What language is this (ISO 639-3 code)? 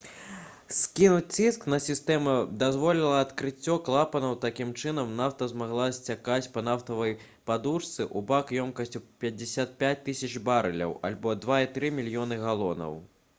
bel